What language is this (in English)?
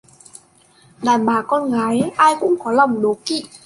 Vietnamese